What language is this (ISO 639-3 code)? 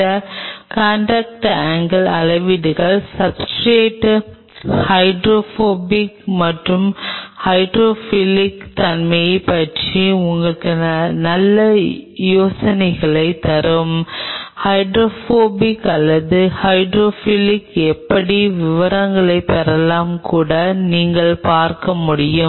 tam